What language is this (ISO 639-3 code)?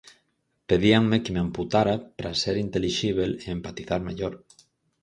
glg